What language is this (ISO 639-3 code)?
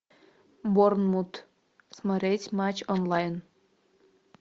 rus